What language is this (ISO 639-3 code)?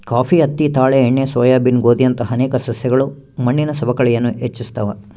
kan